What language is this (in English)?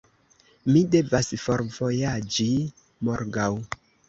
Esperanto